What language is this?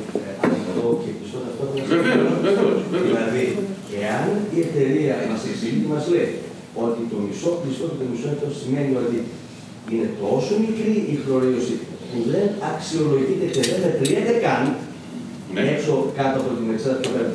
Greek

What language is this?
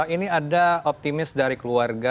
Indonesian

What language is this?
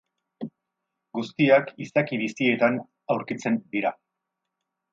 Basque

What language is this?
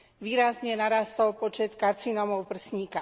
Slovak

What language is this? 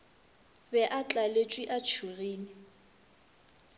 Northern Sotho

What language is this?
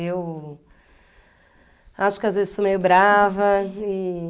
Portuguese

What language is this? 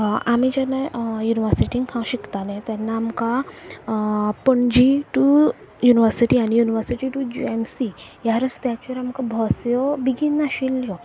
Konkani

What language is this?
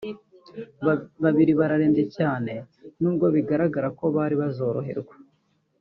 Kinyarwanda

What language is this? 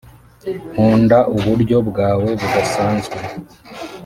Kinyarwanda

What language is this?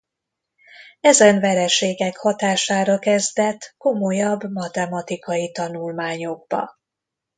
Hungarian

